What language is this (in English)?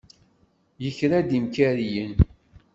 Kabyle